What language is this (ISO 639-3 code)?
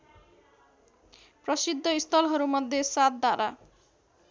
nep